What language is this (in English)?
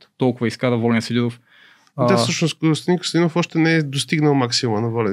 Bulgarian